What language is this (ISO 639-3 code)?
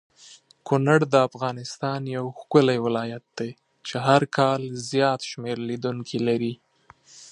pus